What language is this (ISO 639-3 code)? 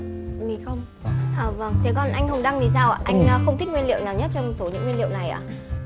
vie